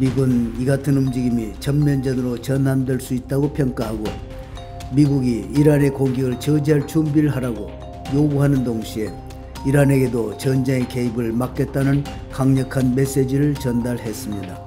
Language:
Korean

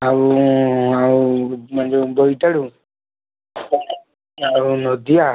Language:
Odia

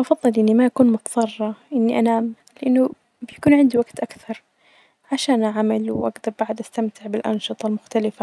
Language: Najdi Arabic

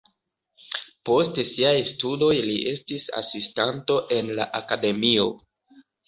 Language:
Esperanto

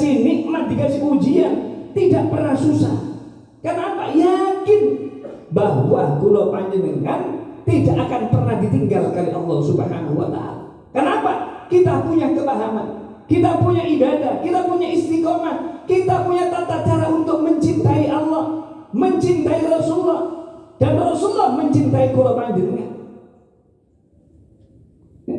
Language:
Indonesian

